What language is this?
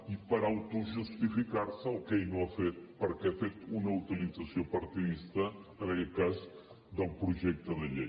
Catalan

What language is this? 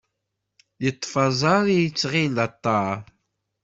Kabyle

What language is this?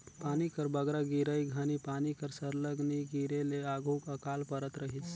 Chhattisgarhi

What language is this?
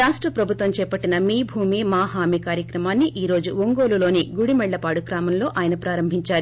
Telugu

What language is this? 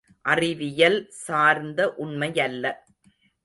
Tamil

